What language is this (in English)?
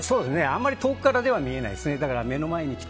Japanese